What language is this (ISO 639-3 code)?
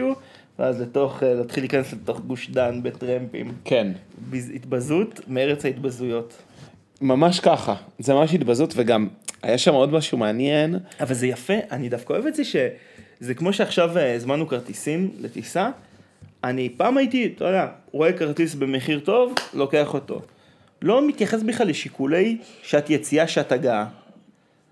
heb